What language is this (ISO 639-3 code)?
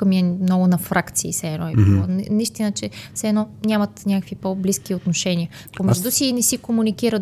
bul